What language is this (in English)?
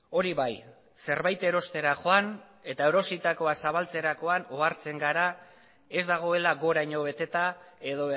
Basque